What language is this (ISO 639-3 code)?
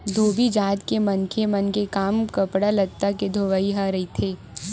hne